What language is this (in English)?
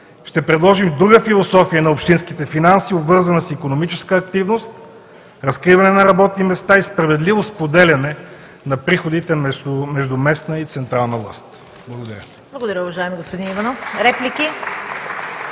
Bulgarian